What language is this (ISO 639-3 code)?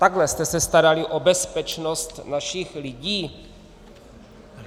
ces